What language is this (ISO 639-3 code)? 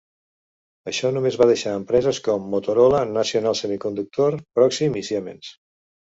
cat